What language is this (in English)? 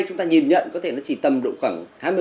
Vietnamese